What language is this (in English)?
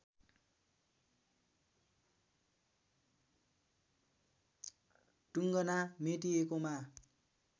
Nepali